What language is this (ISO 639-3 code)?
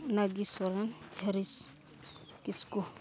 sat